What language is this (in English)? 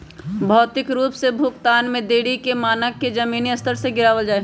Magahi